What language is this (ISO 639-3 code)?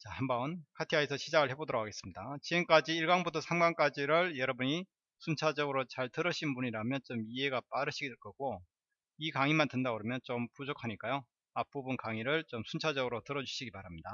kor